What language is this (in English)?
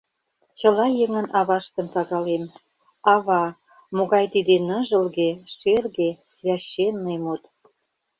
Mari